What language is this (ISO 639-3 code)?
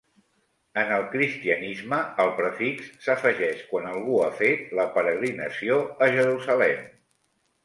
cat